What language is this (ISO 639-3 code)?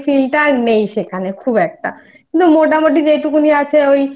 ben